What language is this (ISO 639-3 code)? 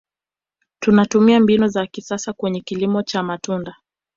swa